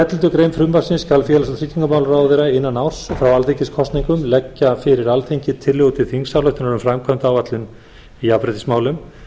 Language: Icelandic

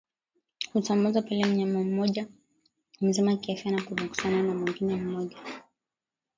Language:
Swahili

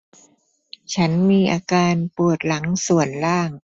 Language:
Thai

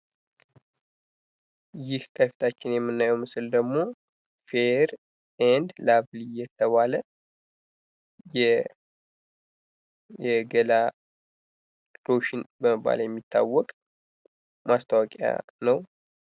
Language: Amharic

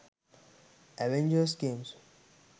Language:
Sinhala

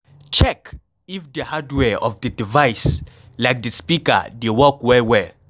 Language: Nigerian Pidgin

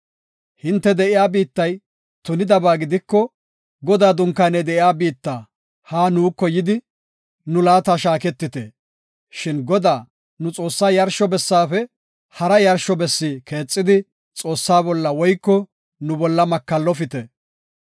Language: Gofa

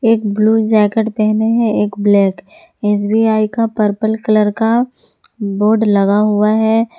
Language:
Hindi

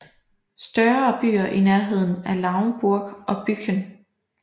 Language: Danish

